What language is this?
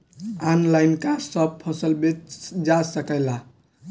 Bhojpuri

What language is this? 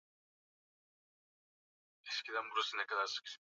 Swahili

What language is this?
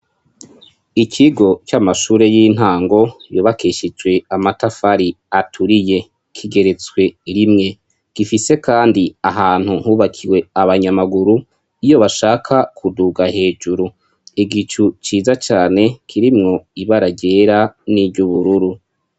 Rundi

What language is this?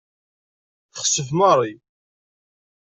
Kabyle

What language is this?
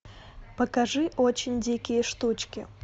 Russian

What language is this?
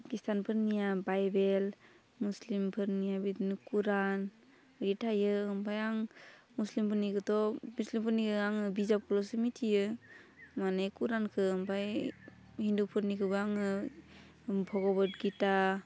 Bodo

